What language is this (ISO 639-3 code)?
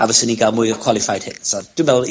cym